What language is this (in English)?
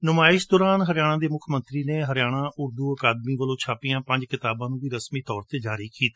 Punjabi